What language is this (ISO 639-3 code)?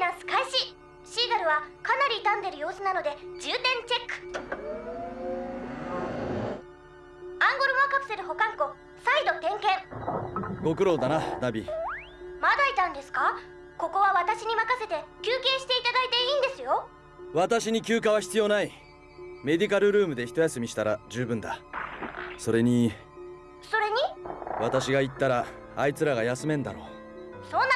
jpn